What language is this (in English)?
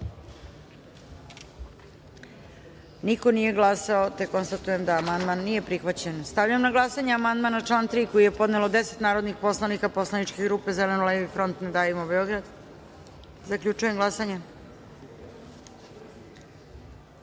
Serbian